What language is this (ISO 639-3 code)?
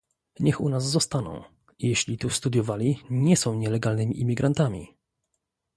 pol